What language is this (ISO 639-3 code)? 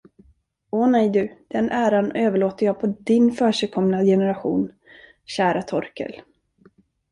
swe